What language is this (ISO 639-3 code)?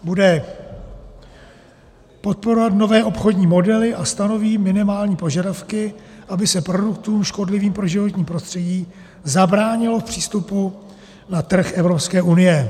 ces